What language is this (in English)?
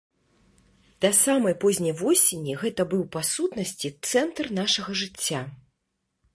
Belarusian